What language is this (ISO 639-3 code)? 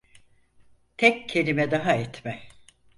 tur